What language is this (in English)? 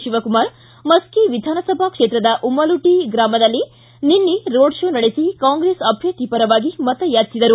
Kannada